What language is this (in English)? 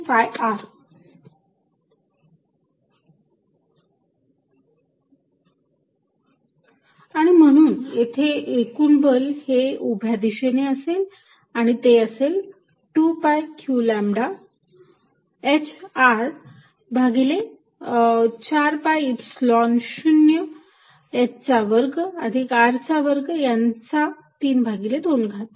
Marathi